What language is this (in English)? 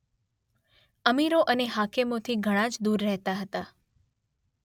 Gujarati